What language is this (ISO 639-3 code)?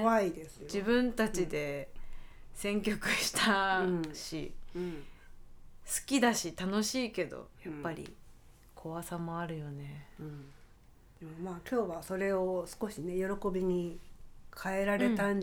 jpn